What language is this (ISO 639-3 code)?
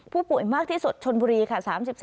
tha